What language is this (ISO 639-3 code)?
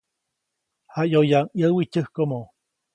zoc